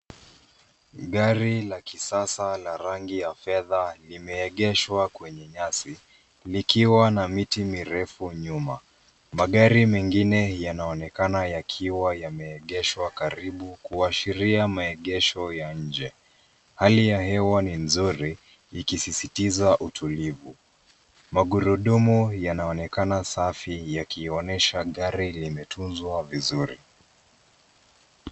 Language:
Swahili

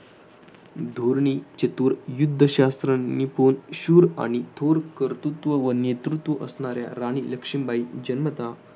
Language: Marathi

